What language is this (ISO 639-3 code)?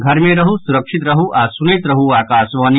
mai